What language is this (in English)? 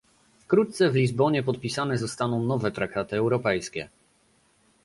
Polish